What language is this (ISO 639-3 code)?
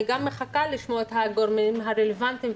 heb